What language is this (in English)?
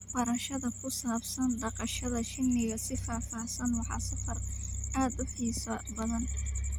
Somali